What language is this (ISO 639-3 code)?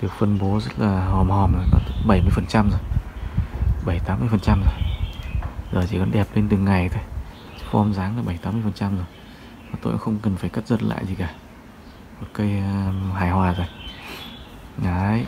vie